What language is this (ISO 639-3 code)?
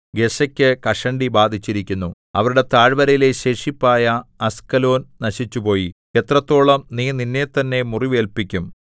mal